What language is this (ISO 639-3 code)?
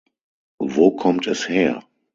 deu